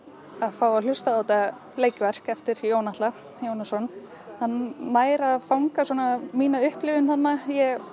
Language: Icelandic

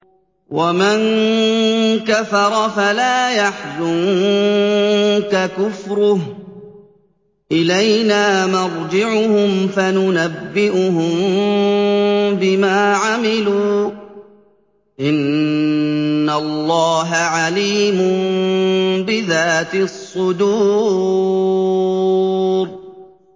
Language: Arabic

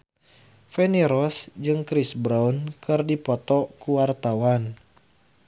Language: Sundanese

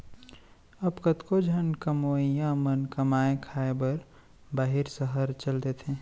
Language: Chhattisgarhi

